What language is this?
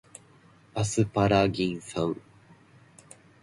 Japanese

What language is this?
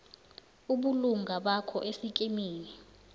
South Ndebele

